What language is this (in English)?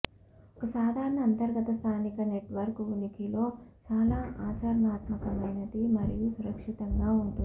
Telugu